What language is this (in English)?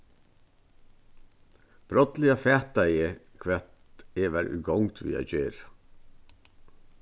Faroese